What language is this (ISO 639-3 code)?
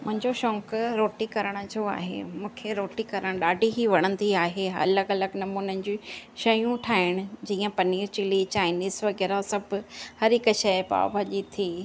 snd